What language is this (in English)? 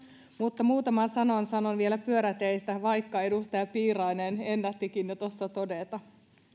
Finnish